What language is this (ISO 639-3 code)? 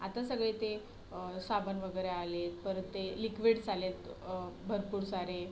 mar